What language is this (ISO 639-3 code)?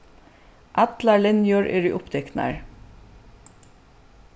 fao